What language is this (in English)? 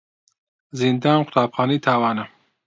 Central Kurdish